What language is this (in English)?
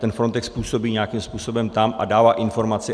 Czech